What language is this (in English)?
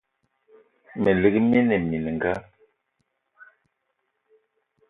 Eton (Cameroon)